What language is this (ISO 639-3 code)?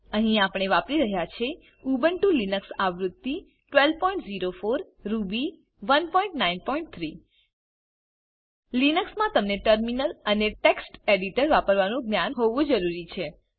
guj